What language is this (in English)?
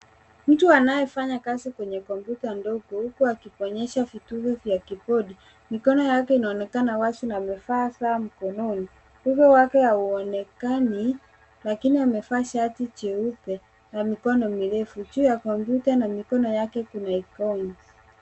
Swahili